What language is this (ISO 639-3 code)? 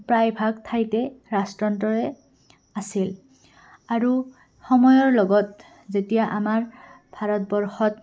asm